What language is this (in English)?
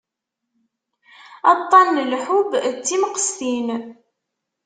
Kabyle